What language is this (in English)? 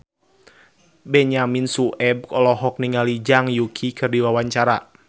Sundanese